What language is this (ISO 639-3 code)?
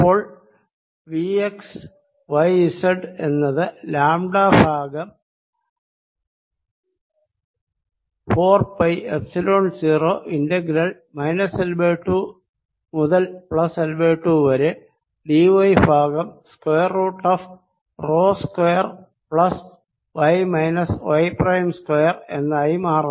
mal